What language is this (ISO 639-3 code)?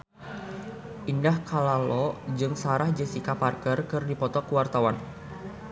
sun